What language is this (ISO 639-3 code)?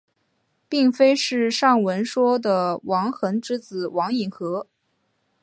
zho